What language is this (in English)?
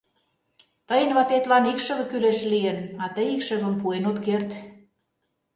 Mari